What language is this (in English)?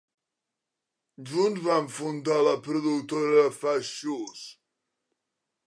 Catalan